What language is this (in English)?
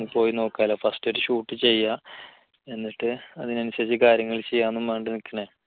Malayalam